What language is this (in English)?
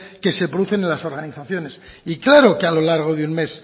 Spanish